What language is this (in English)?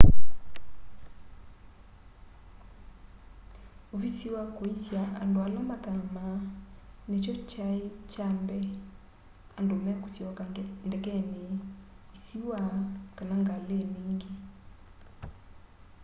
Kamba